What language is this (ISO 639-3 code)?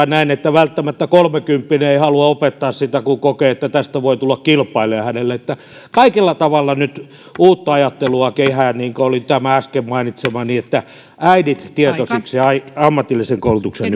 fin